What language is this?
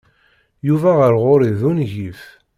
Kabyle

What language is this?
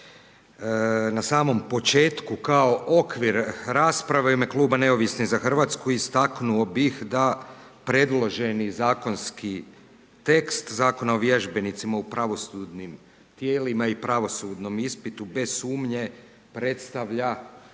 Croatian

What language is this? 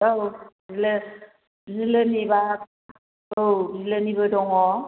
Bodo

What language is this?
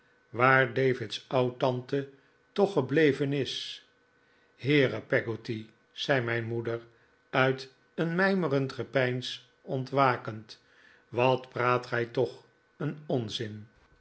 Dutch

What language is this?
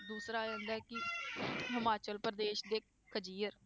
Punjabi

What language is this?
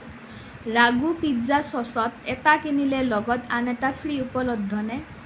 Assamese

